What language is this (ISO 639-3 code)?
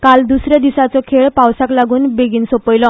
kok